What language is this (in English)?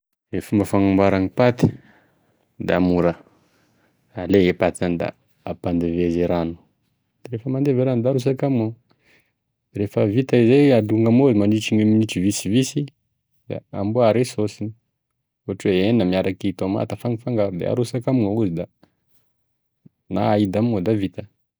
Tesaka Malagasy